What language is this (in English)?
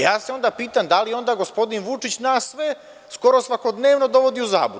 Serbian